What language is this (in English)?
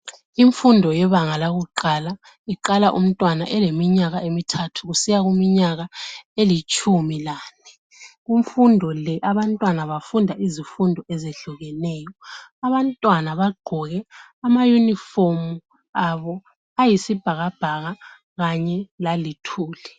North Ndebele